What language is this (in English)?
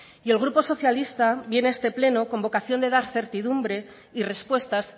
Spanish